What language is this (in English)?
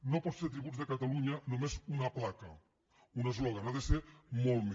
Catalan